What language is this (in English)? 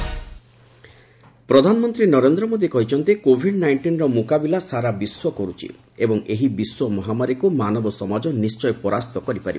Odia